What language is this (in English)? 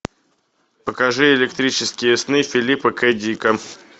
Russian